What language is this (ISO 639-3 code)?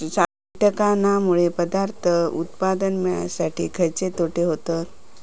mar